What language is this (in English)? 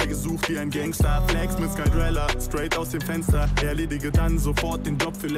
German